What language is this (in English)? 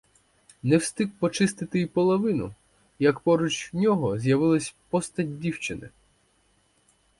Ukrainian